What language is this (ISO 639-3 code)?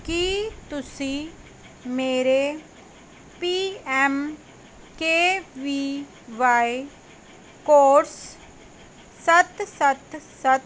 pan